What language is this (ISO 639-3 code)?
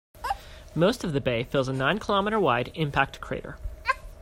eng